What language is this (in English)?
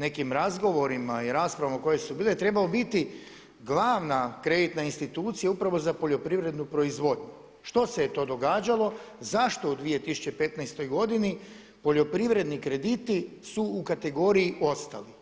Croatian